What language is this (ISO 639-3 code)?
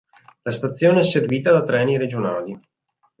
ita